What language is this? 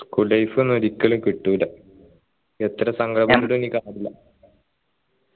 Malayalam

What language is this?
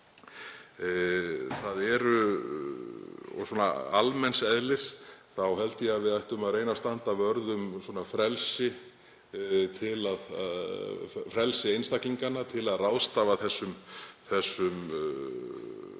Icelandic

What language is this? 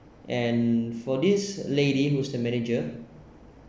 English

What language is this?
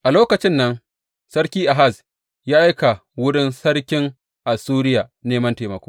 Hausa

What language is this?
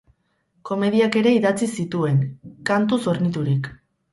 Basque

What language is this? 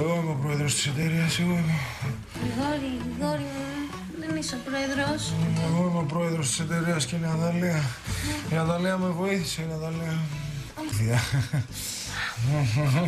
Greek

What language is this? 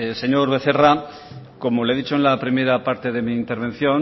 Spanish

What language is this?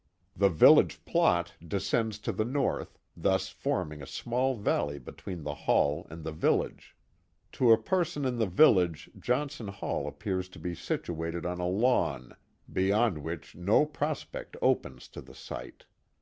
English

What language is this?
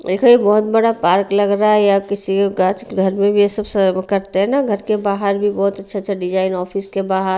Hindi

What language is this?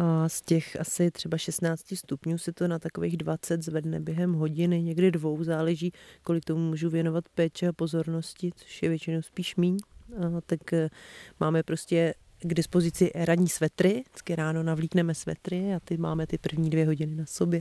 Czech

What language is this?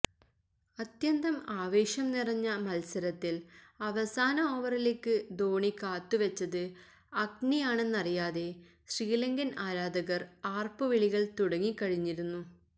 Malayalam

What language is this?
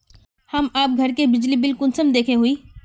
Magahi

